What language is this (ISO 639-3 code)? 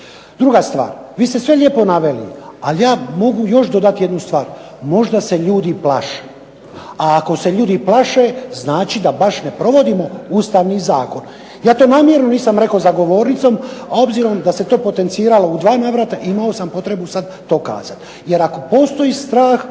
hrv